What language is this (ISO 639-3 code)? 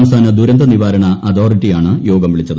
mal